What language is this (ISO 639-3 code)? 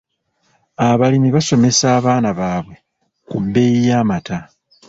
lug